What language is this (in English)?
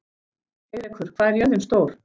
Icelandic